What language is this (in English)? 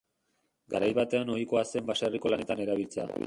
Basque